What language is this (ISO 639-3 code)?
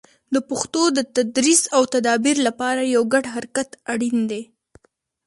pus